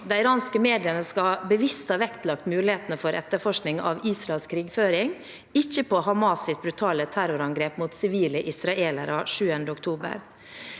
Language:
Norwegian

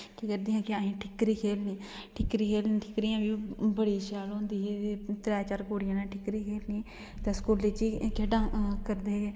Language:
Dogri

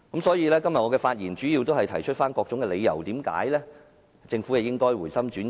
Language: Cantonese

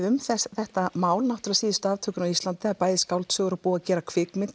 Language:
Icelandic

